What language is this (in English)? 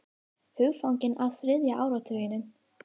Icelandic